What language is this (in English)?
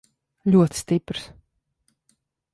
Latvian